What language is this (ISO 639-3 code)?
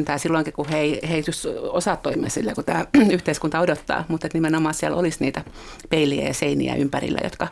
fin